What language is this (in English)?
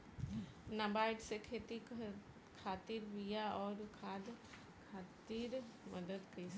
Bhojpuri